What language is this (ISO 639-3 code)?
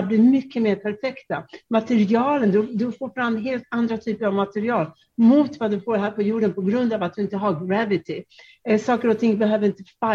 swe